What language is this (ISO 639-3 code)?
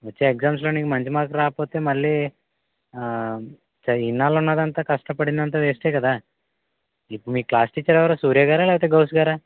tel